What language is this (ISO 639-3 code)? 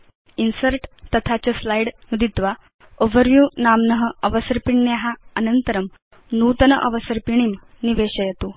san